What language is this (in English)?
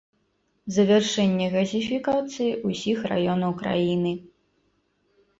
Belarusian